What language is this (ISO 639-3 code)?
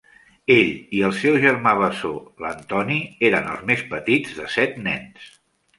cat